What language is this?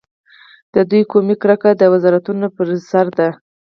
Pashto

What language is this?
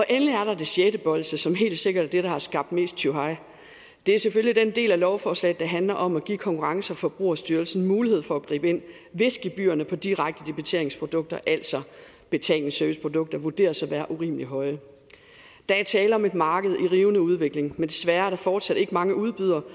Danish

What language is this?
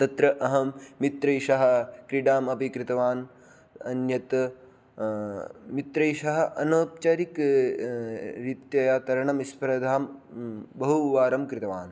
Sanskrit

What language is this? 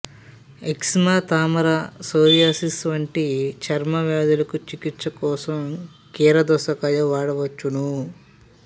Telugu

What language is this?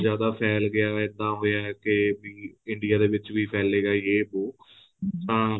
Punjabi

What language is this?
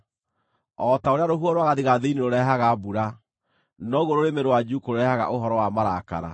Kikuyu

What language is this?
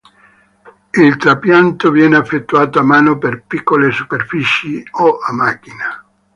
Italian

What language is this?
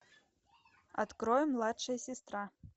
Russian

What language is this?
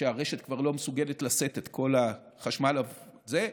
Hebrew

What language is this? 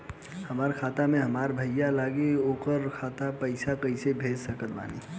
Bhojpuri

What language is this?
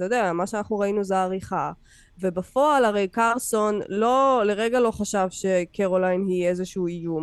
Hebrew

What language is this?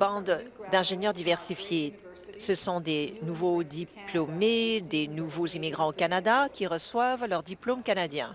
French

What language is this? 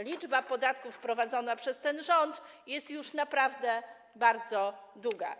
Polish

